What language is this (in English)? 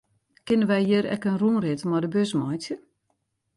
Western Frisian